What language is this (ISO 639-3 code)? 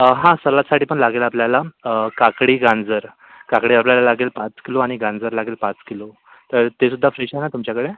mar